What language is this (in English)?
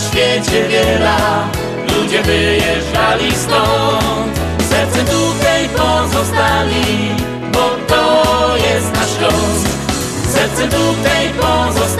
Polish